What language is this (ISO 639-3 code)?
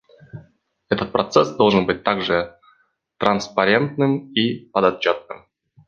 rus